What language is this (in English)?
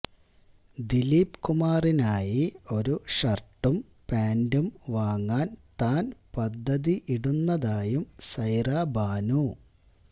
Malayalam